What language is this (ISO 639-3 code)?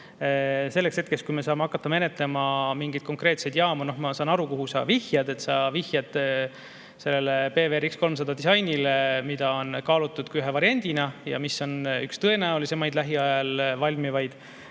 est